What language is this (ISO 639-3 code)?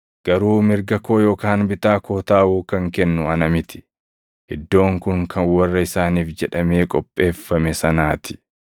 orm